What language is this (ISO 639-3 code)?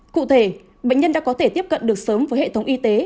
vie